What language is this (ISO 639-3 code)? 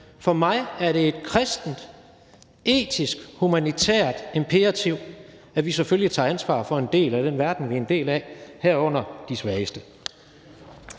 dan